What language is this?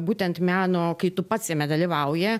Lithuanian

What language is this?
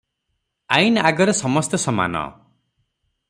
Odia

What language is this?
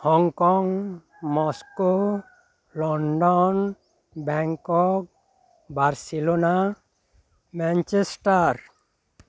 Santali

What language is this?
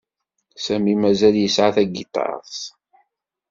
Kabyle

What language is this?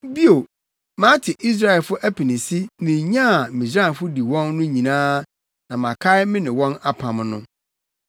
Akan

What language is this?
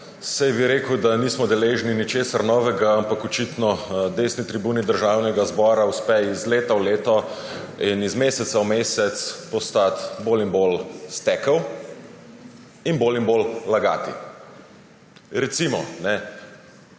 Slovenian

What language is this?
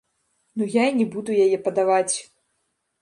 Belarusian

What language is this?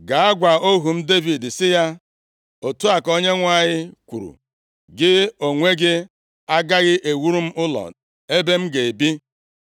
Igbo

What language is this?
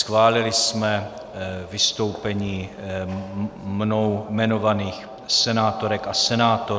Czech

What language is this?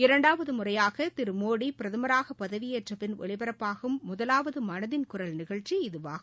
Tamil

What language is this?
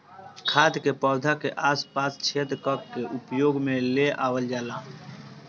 Bhojpuri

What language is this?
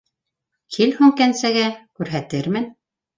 Bashkir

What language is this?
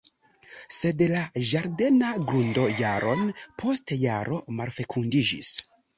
Esperanto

